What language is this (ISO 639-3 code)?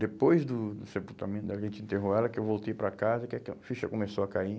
por